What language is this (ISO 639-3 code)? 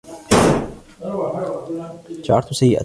ara